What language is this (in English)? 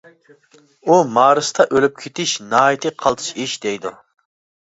Uyghur